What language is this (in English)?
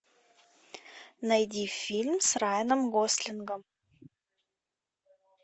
Russian